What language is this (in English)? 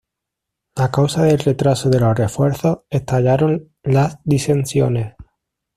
Spanish